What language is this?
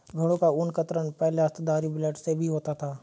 Hindi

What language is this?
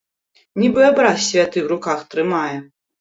Belarusian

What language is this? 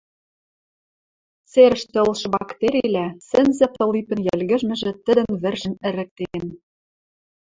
Western Mari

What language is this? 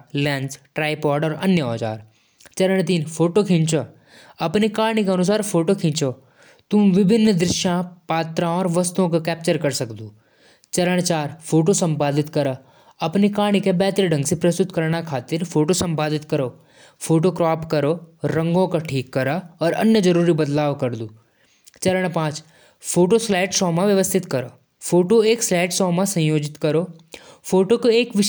Jaunsari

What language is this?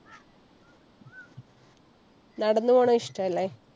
Malayalam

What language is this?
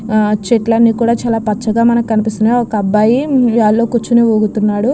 Telugu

